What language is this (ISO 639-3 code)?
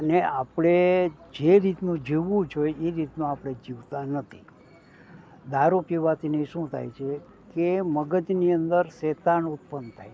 guj